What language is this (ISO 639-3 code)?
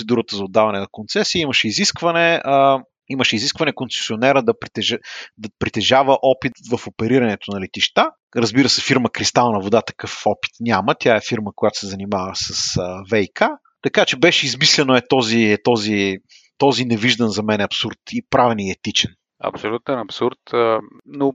bul